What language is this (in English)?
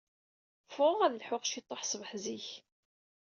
Kabyle